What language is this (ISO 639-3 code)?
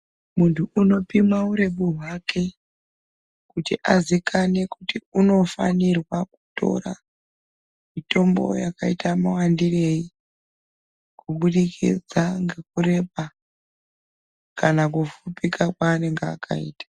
ndc